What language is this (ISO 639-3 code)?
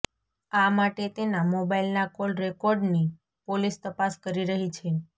guj